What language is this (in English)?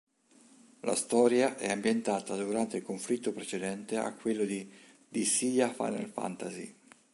Italian